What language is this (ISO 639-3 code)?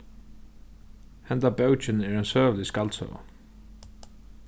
fao